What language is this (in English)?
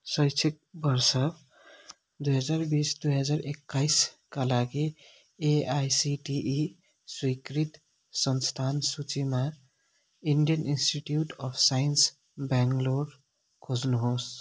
Nepali